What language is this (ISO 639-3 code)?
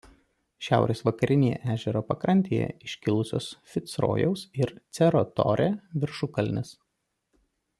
lit